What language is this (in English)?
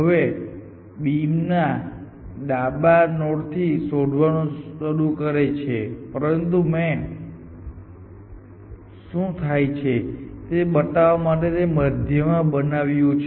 Gujarati